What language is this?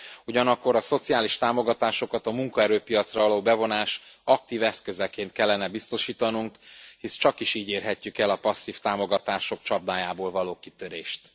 Hungarian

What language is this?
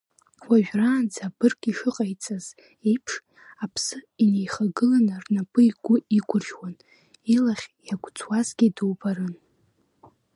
Abkhazian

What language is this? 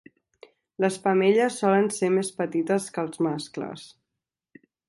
Catalan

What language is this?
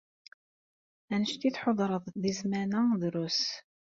Kabyle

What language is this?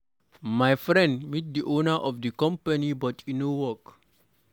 Nigerian Pidgin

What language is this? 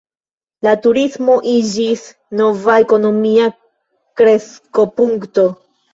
Esperanto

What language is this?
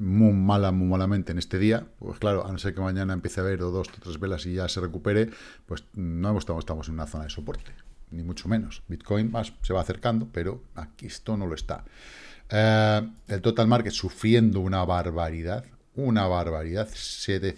Spanish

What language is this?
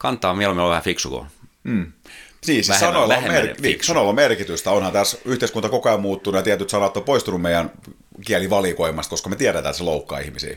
Finnish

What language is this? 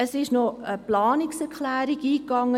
Swiss German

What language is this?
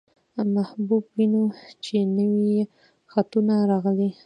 Pashto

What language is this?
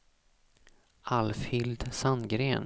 Swedish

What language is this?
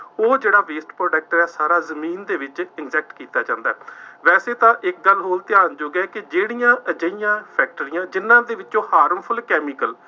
Punjabi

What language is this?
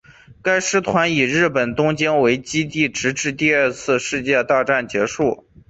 Chinese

